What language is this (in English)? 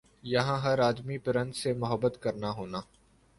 Urdu